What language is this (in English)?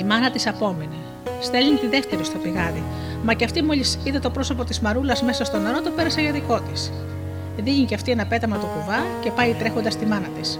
Greek